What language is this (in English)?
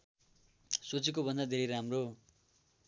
Nepali